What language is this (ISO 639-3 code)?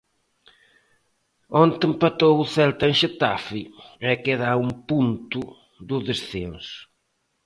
glg